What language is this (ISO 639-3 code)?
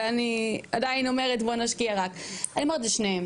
heb